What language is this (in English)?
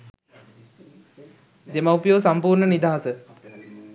Sinhala